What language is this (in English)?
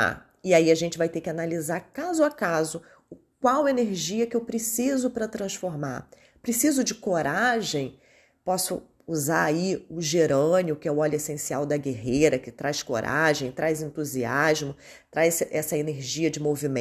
Portuguese